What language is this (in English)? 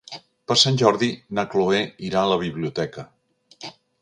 Catalan